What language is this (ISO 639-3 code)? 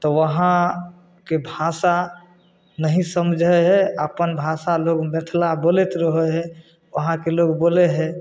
mai